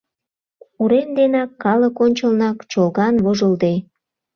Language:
Mari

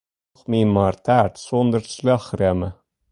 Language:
Western Frisian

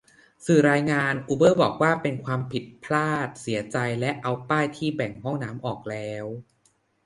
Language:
Thai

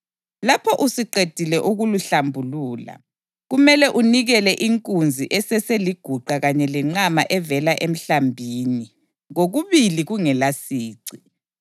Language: North Ndebele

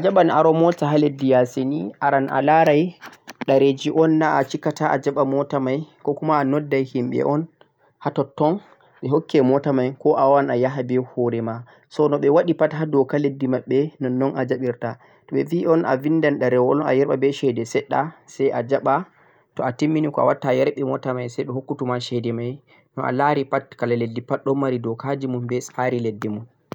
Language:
Central-Eastern Niger Fulfulde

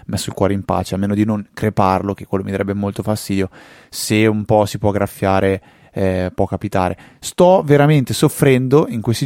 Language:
Italian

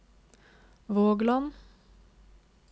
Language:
Norwegian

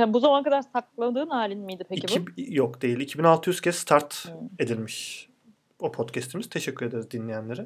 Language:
Turkish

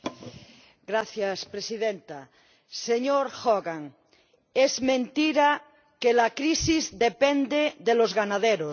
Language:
Spanish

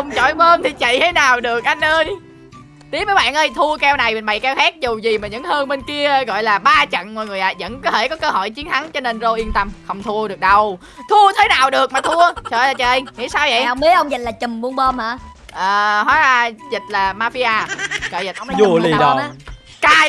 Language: Vietnamese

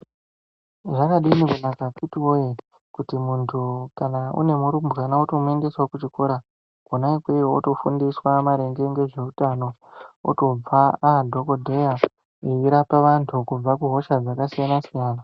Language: Ndau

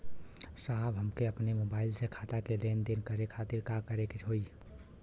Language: Bhojpuri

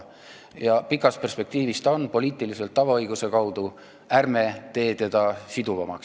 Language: Estonian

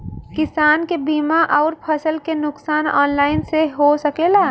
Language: Bhojpuri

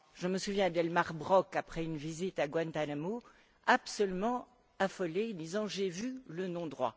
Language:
French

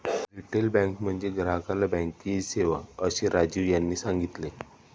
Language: Marathi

